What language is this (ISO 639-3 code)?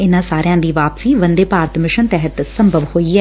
pan